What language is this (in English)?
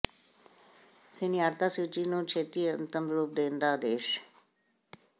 Punjabi